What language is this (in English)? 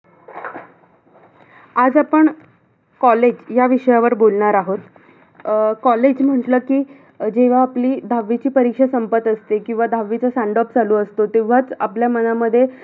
Marathi